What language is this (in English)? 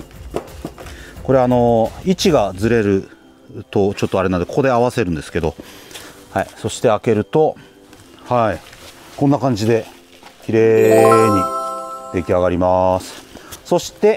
Japanese